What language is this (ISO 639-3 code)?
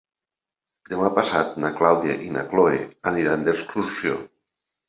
cat